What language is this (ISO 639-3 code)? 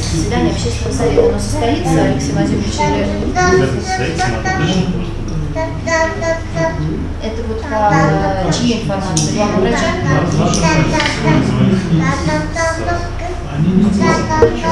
rus